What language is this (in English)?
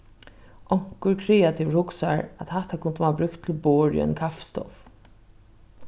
Faroese